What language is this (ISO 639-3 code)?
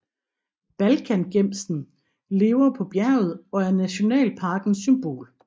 dan